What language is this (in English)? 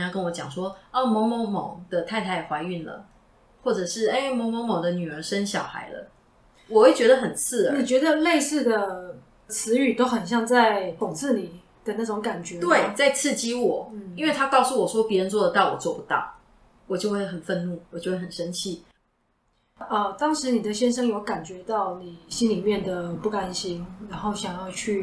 Chinese